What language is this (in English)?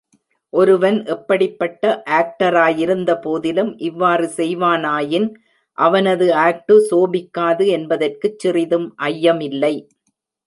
Tamil